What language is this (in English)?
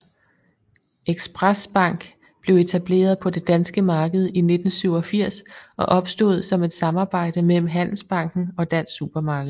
Danish